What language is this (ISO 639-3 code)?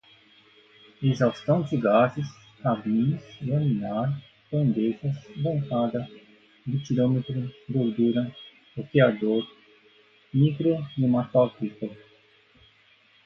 por